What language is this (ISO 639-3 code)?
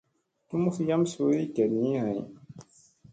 mse